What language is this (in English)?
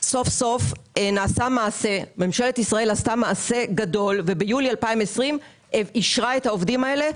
Hebrew